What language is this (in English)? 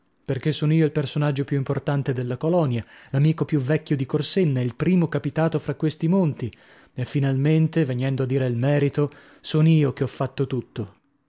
Italian